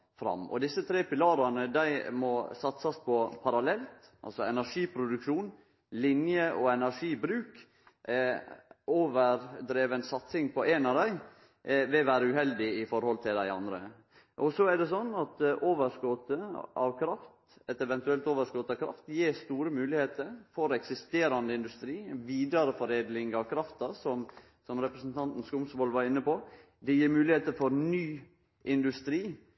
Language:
Norwegian Nynorsk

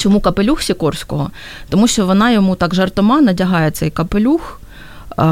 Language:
Ukrainian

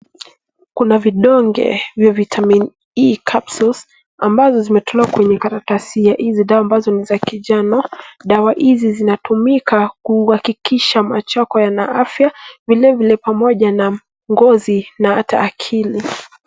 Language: Swahili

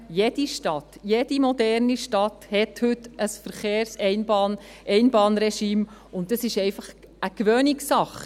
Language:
Swiss German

